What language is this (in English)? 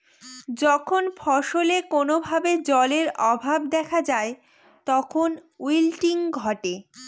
Bangla